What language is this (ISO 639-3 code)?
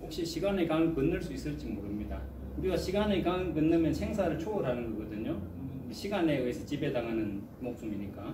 kor